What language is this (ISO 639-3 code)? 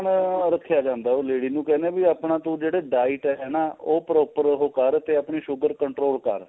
pan